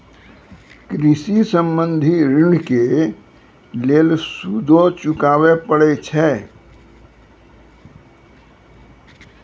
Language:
Maithili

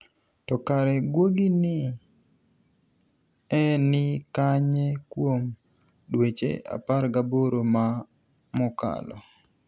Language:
Luo (Kenya and Tanzania)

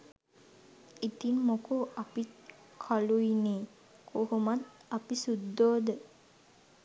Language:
Sinhala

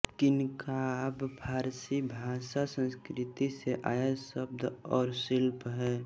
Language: Hindi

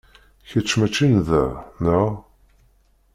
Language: Kabyle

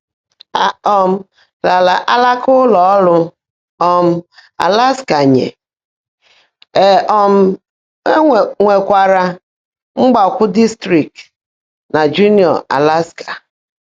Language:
Igbo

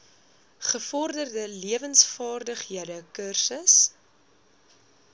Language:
Afrikaans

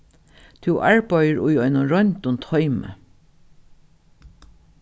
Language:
Faroese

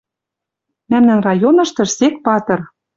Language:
Western Mari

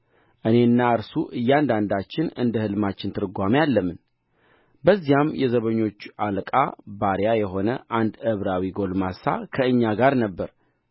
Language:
Amharic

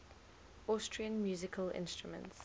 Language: English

